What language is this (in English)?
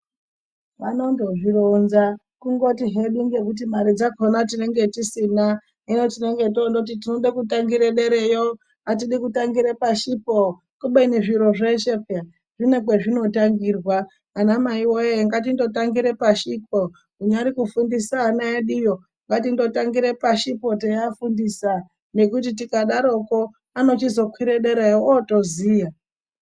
Ndau